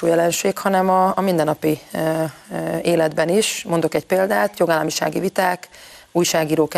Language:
Hungarian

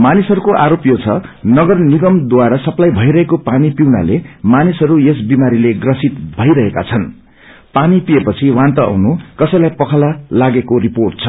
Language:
Nepali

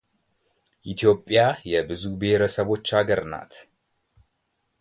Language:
Amharic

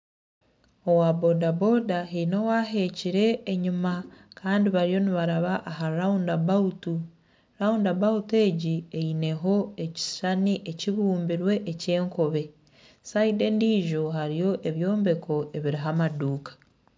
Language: Nyankole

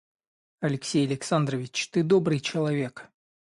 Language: Russian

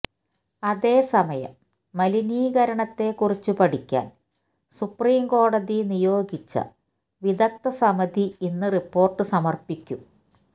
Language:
Malayalam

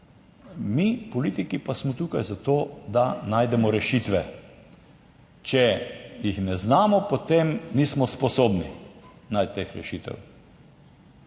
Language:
Slovenian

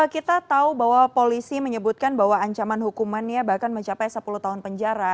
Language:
Indonesian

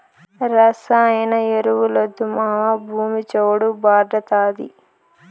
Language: Telugu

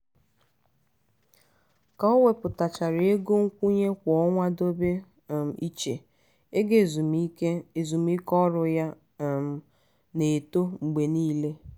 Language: Igbo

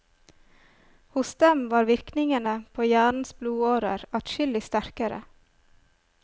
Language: Norwegian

